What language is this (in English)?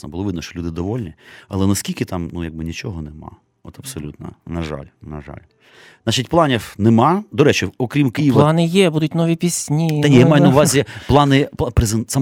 Ukrainian